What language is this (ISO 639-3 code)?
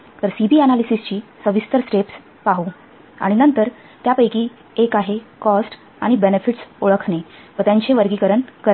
mar